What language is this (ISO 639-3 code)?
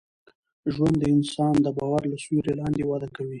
pus